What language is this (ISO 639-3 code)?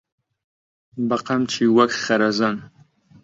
ckb